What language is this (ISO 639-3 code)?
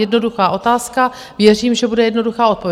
ces